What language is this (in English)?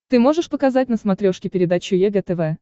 Russian